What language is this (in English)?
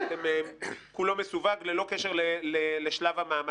Hebrew